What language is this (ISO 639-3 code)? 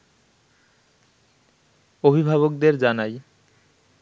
ben